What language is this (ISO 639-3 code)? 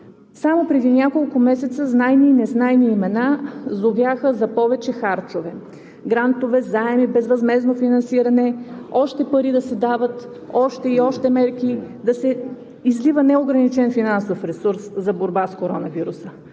bul